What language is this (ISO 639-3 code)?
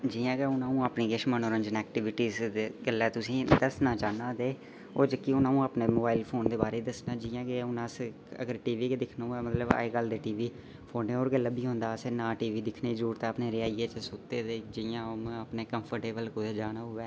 doi